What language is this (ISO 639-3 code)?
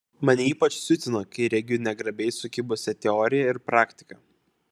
lit